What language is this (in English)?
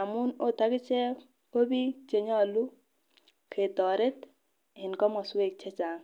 Kalenjin